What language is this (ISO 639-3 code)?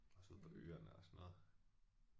dan